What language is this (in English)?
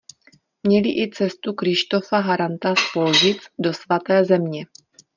Czech